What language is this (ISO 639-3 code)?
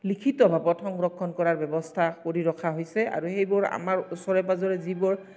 asm